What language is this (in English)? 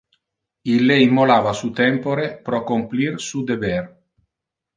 Interlingua